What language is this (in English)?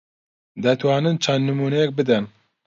Central Kurdish